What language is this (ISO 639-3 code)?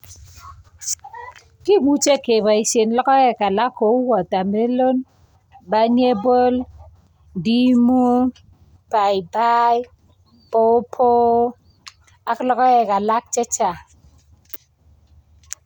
kln